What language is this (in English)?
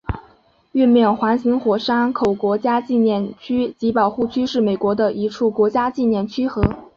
Chinese